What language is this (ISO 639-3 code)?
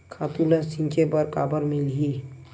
hne